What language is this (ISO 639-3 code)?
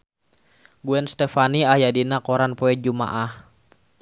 sun